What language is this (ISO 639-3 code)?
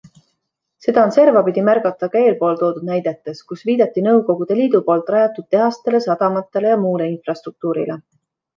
est